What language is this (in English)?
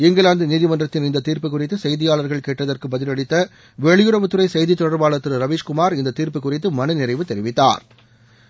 Tamil